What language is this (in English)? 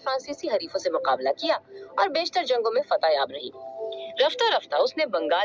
Urdu